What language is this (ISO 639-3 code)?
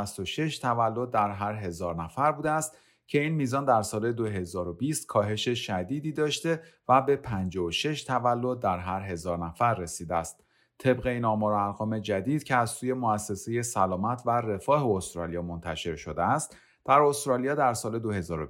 fas